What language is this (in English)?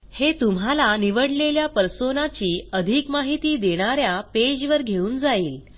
Marathi